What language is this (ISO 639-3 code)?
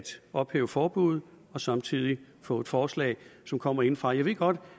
dan